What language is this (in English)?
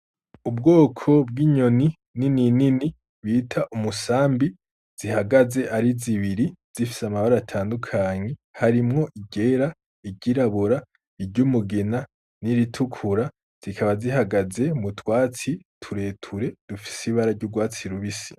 Rundi